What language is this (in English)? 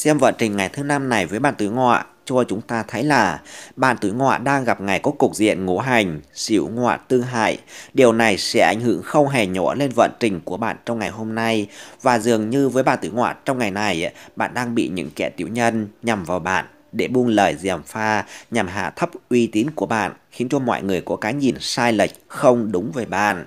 Vietnamese